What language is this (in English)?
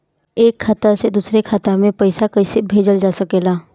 Bhojpuri